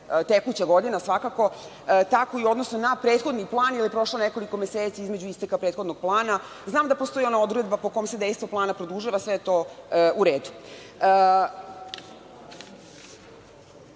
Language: Serbian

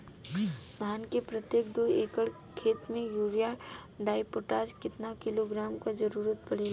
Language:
Bhojpuri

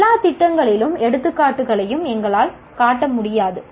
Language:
Tamil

